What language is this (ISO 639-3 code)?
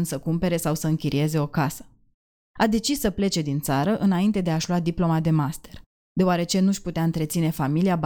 ron